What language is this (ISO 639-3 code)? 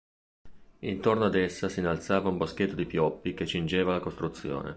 ita